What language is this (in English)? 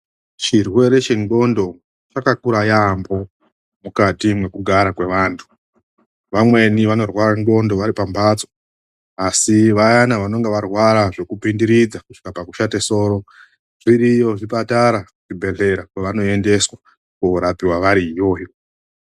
Ndau